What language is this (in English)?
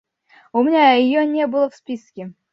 Russian